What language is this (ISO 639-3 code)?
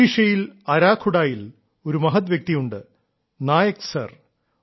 mal